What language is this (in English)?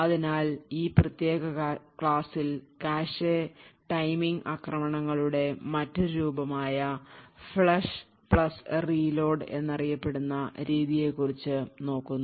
Malayalam